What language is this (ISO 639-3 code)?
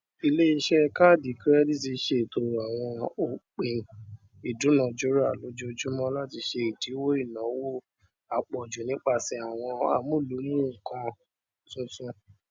yor